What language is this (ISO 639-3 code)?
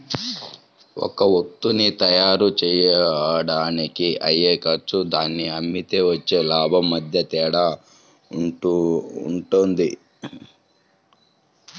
tel